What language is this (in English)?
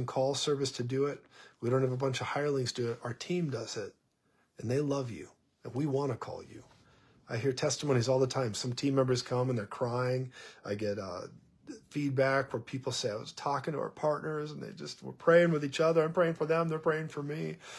English